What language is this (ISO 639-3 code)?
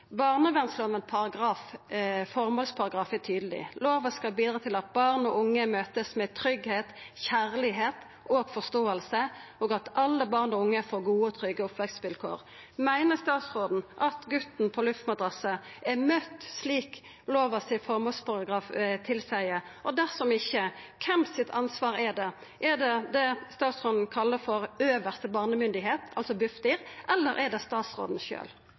nno